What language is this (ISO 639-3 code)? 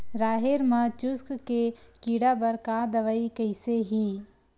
hne